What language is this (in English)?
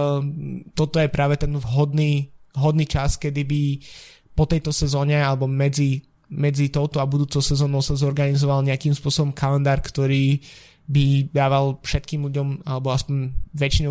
Slovak